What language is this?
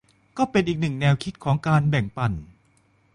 Thai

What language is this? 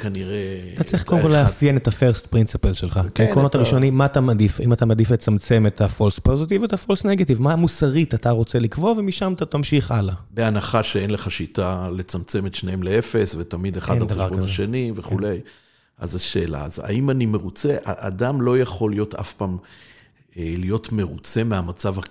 Hebrew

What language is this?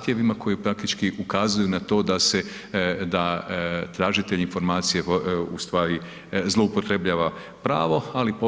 Croatian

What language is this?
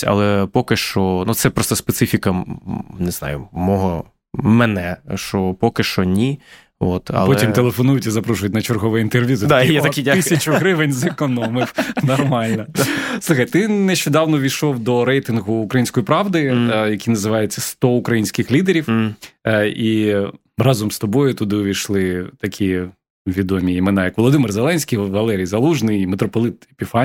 Ukrainian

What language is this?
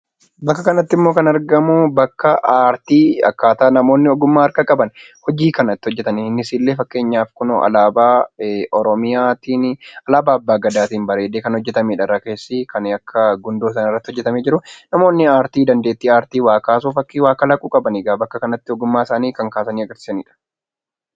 Oromo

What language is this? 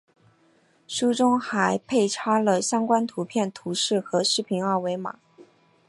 Chinese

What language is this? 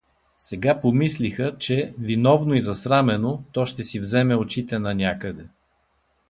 Bulgarian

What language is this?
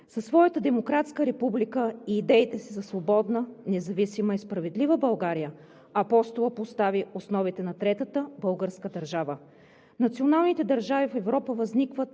Bulgarian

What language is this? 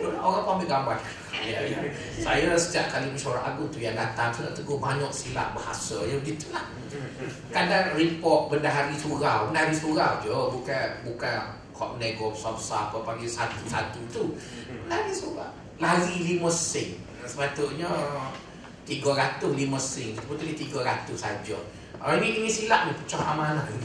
Malay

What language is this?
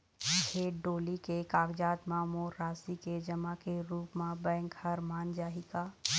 Chhattisgarhi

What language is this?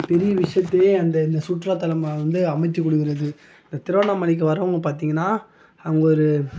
Tamil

